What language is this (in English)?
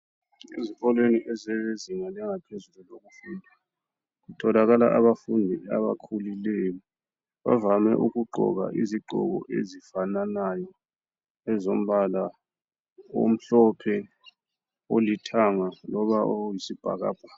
North Ndebele